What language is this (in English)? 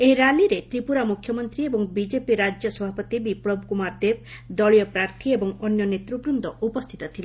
Odia